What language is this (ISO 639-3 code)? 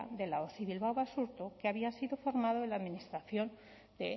spa